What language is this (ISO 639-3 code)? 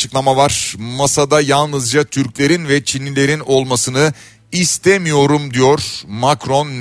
tur